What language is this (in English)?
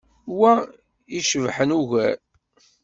Kabyle